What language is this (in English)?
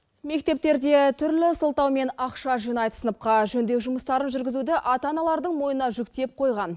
Kazakh